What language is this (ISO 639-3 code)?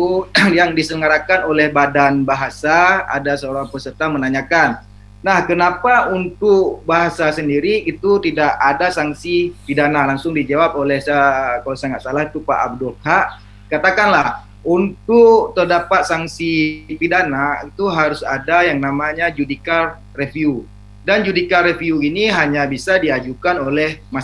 ind